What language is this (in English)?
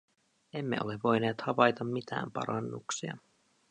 Finnish